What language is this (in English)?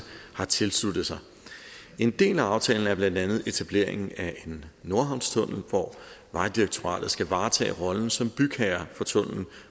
Danish